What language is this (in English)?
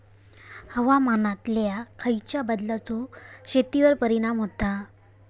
Marathi